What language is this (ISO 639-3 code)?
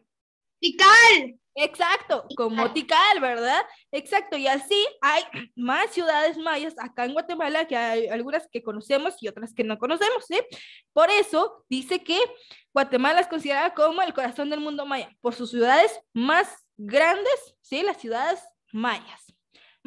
spa